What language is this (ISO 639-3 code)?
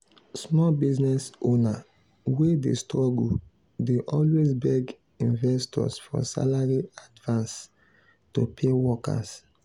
pcm